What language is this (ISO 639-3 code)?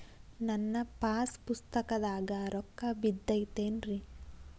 kan